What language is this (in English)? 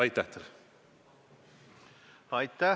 Estonian